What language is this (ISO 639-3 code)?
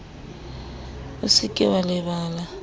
sot